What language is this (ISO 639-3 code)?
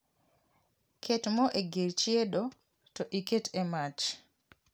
luo